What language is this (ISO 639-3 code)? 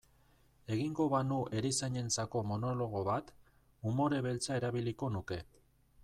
eus